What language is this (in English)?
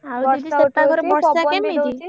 Odia